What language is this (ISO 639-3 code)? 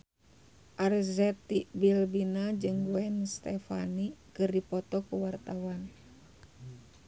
sun